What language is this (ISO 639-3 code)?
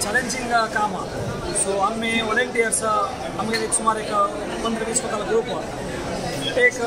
kan